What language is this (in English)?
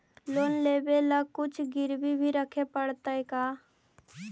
Magahi